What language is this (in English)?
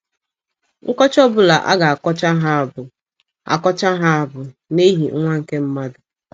Igbo